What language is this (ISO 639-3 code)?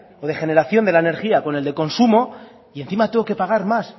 spa